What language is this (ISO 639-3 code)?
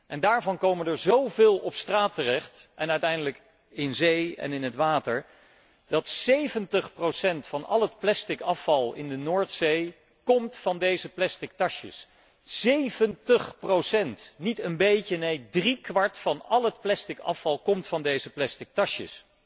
nld